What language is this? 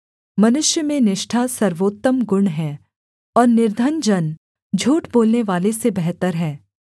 Hindi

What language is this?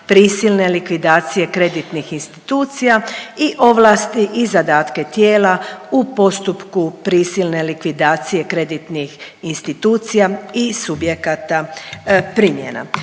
Croatian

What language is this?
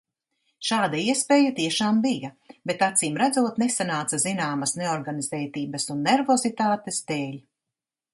Latvian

